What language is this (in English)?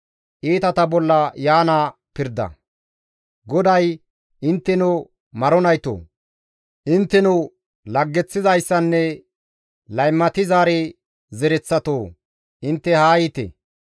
Gamo